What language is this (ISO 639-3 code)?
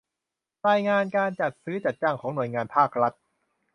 tha